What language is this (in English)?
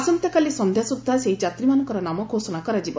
Odia